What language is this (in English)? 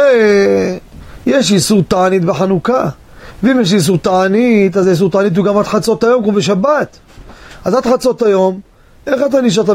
Hebrew